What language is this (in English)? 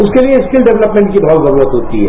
Hindi